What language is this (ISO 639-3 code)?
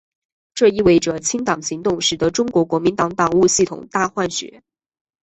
zho